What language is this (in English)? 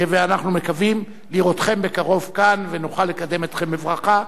Hebrew